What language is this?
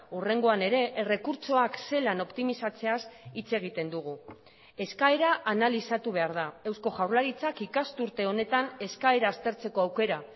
Basque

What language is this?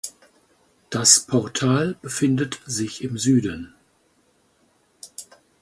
German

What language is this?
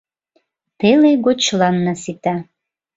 Mari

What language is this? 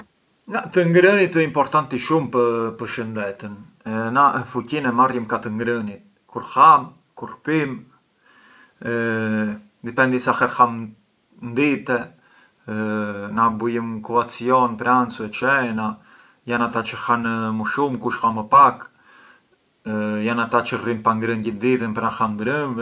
Arbëreshë Albanian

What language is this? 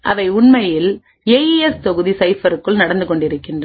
Tamil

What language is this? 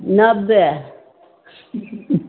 Maithili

